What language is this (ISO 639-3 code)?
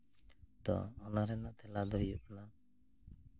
sat